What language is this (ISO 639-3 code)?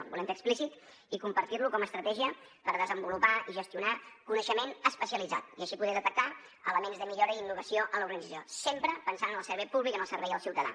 cat